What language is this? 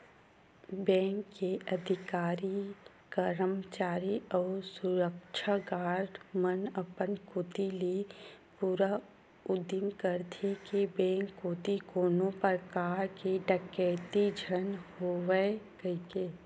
Chhattisgarhi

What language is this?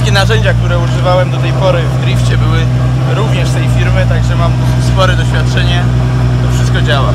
Polish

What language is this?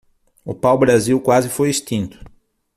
Portuguese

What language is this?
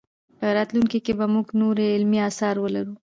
Pashto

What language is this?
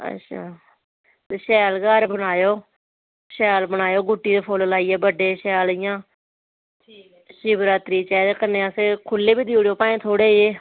Dogri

